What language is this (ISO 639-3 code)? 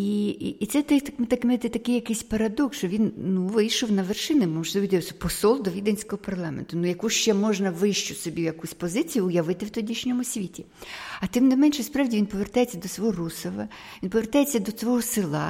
ukr